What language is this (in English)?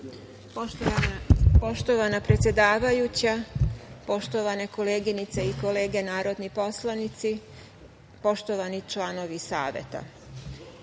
Serbian